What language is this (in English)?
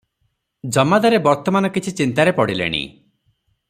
Odia